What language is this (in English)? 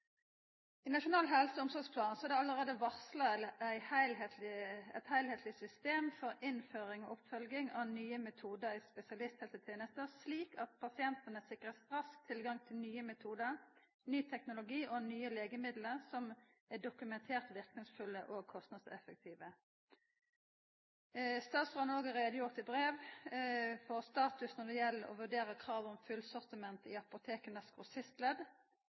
Norwegian Nynorsk